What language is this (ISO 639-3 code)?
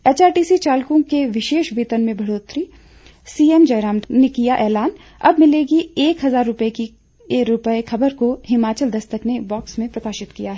hin